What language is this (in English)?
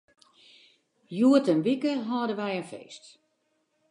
Western Frisian